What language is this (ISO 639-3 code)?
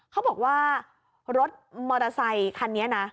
tha